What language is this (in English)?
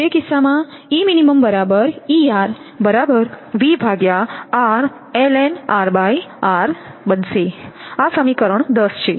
Gujarati